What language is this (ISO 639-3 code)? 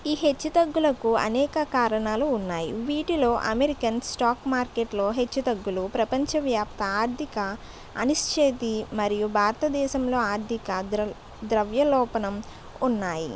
tel